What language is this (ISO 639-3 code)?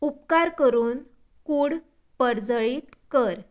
kok